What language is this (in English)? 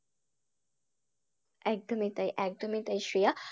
Bangla